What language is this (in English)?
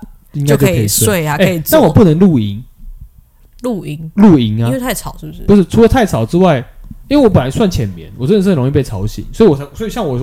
Chinese